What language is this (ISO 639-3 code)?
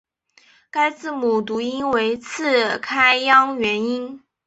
zho